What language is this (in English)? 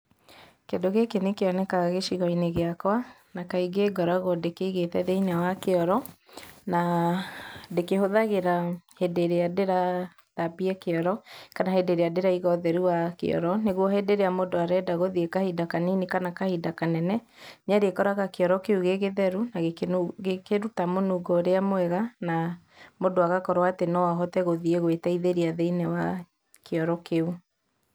Kikuyu